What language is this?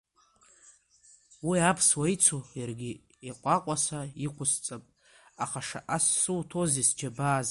Abkhazian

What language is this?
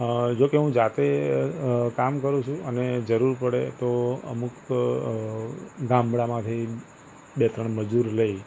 Gujarati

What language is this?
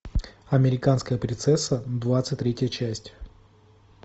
Russian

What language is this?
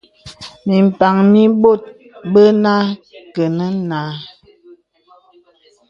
Bebele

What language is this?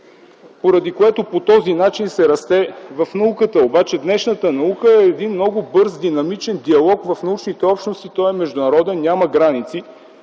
Bulgarian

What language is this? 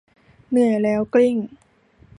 Thai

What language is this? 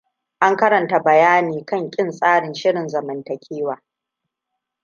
Hausa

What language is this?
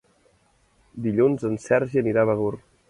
Catalan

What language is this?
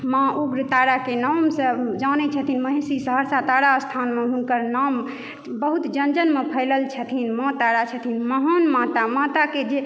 Maithili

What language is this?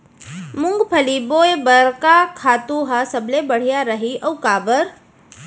Chhattisgarhi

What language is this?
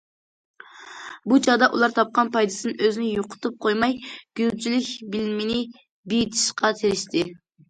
Uyghur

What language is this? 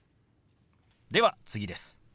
Japanese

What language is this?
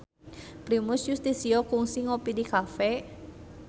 Sundanese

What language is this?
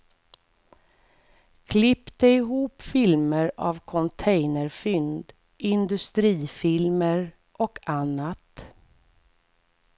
Swedish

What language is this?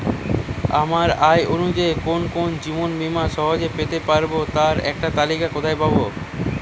Bangla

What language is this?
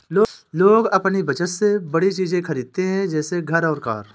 Hindi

